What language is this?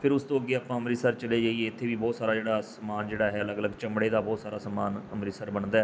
Punjabi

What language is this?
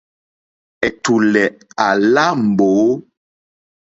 Mokpwe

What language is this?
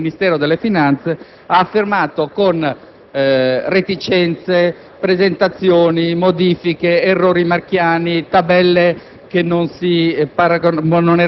Italian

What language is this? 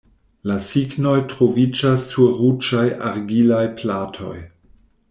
Esperanto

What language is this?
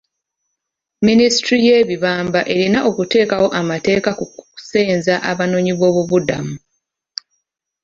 Ganda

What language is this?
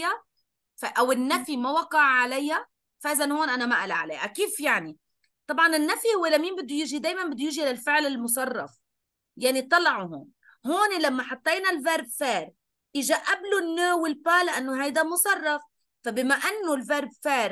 Arabic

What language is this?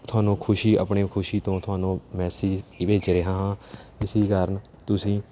Punjabi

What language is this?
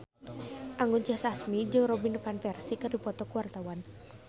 Sundanese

